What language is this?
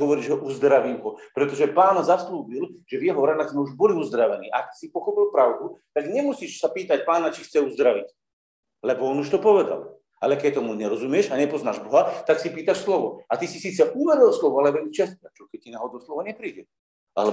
Slovak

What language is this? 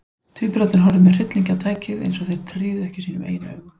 Icelandic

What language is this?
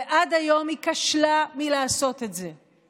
Hebrew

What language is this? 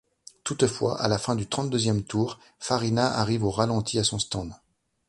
French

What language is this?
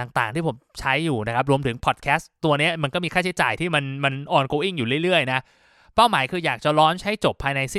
Thai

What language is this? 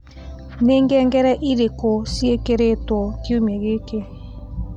Kikuyu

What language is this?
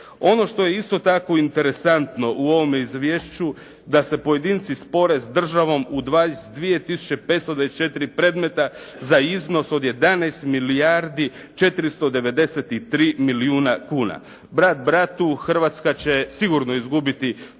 Croatian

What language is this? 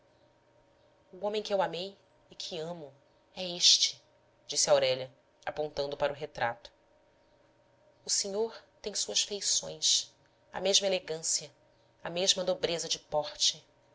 Portuguese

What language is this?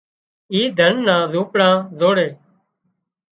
Wadiyara Koli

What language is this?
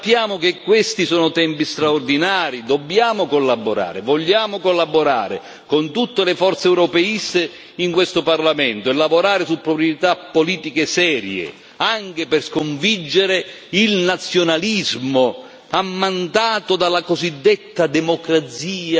Italian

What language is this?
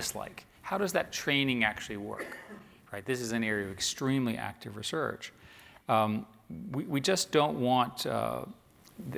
English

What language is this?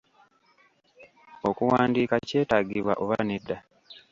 Ganda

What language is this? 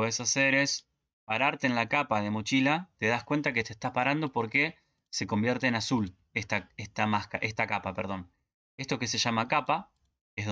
Spanish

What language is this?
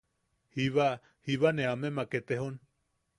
Yaqui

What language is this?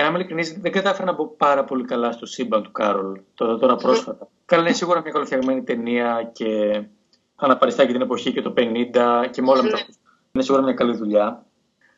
Greek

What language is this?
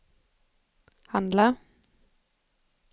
Swedish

